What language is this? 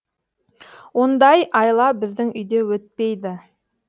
Kazakh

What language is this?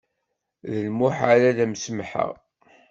Kabyle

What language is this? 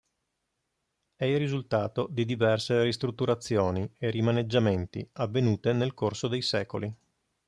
Italian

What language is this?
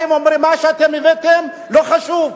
Hebrew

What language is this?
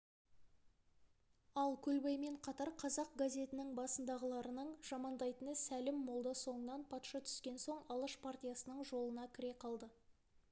Kazakh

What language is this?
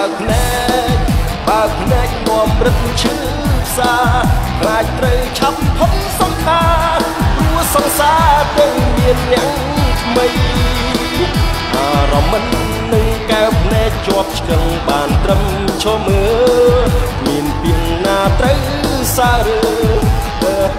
Thai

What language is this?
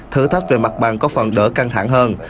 Vietnamese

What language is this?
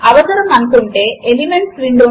Telugu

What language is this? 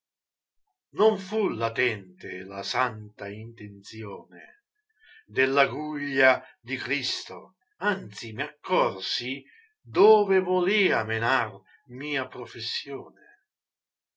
Italian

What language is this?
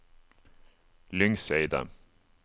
Norwegian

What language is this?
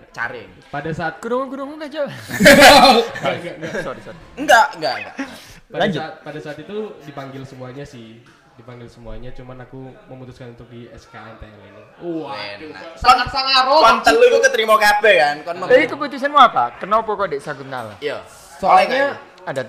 Indonesian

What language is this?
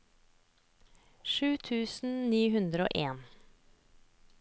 Norwegian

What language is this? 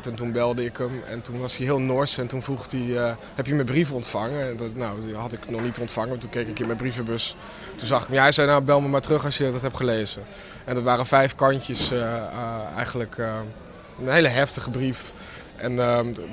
Dutch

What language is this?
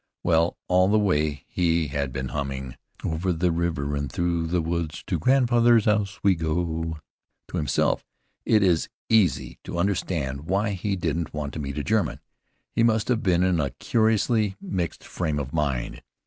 English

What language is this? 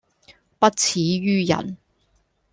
Cantonese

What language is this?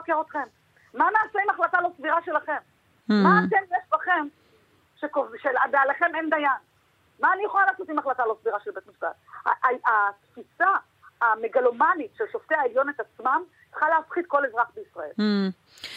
Hebrew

